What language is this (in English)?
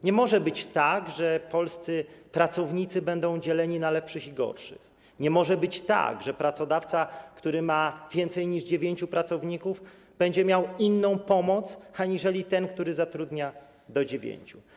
Polish